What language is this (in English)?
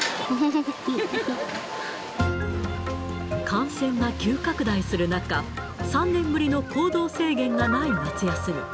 Japanese